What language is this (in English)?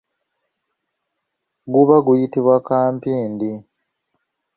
Ganda